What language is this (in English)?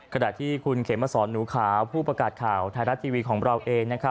Thai